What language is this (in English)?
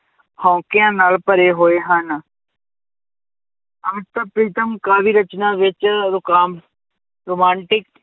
Punjabi